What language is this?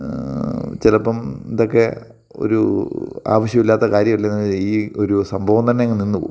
Malayalam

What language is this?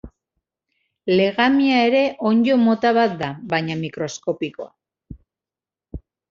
Basque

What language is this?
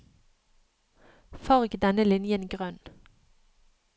Norwegian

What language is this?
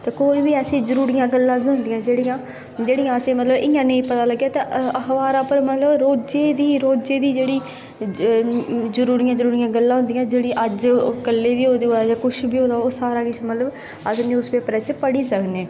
Dogri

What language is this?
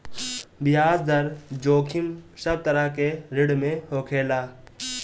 Bhojpuri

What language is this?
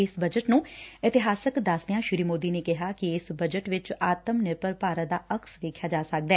Punjabi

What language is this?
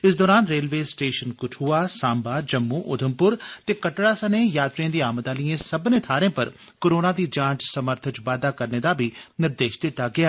Dogri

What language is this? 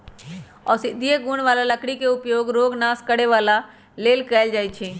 Magahi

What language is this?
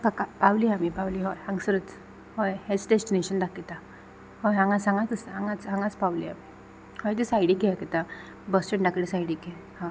Konkani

